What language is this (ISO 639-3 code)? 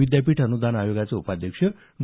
mar